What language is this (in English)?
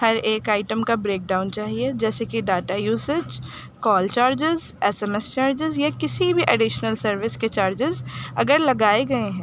Urdu